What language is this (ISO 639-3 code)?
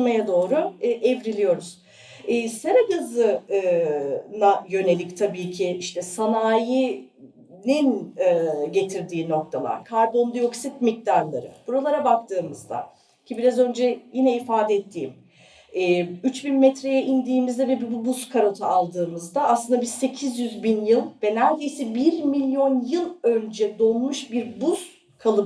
tur